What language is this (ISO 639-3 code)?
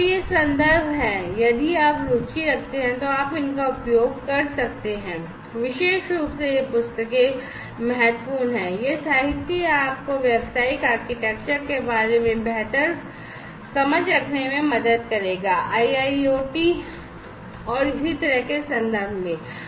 hin